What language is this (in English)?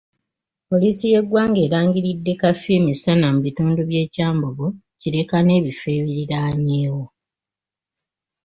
Ganda